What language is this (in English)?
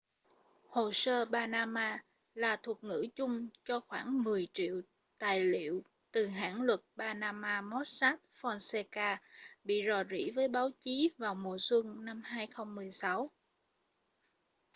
Vietnamese